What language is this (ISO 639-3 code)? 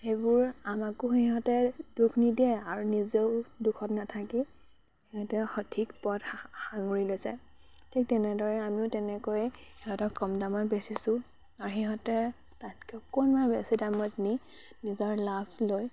asm